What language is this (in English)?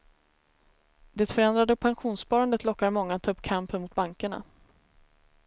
Swedish